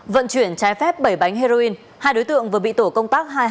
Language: Vietnamese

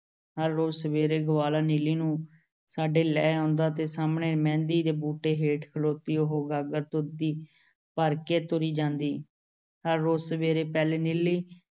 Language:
Punjabi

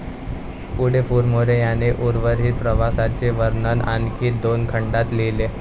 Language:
Marathi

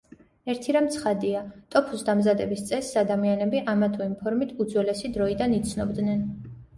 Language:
Georgian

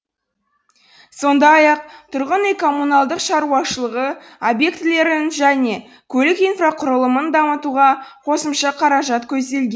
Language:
Kazakh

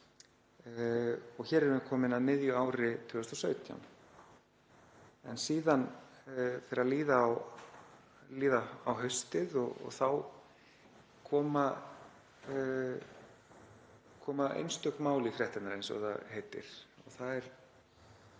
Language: Icelandic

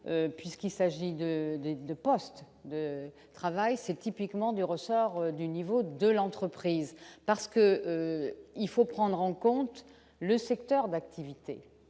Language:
French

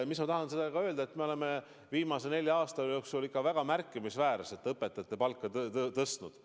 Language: Estonian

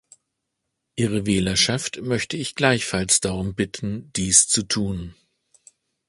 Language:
German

